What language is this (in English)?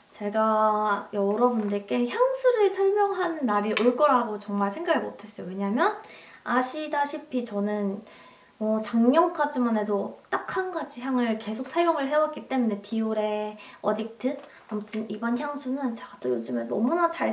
Korean